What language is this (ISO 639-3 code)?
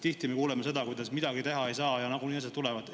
est